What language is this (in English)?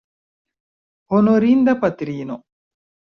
Esperanto